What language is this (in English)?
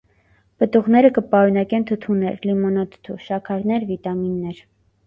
Armenian